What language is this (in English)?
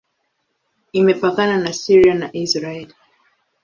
Swahili